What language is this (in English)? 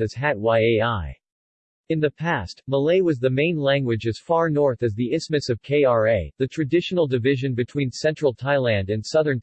English